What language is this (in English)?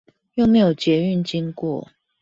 Chinese